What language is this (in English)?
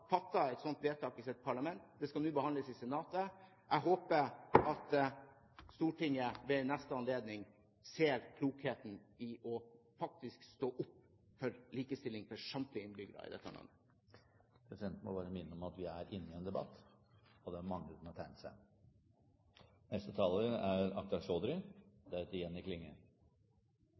Norwegian Bokmål